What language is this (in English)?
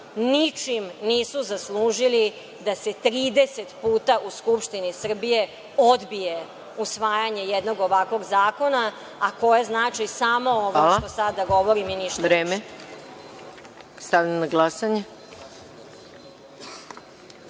Serbian